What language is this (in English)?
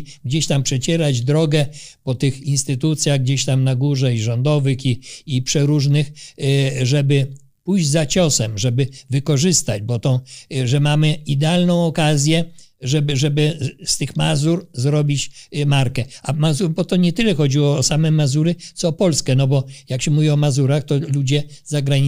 Polish